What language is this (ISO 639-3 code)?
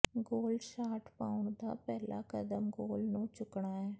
pan